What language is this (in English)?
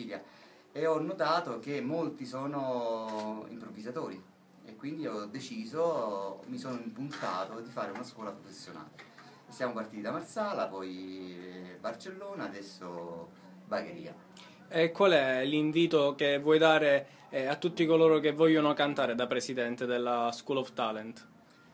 Italian